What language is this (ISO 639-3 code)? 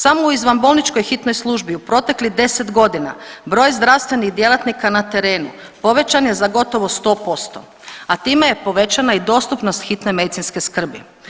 hrv